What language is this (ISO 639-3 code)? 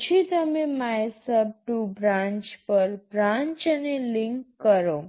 guj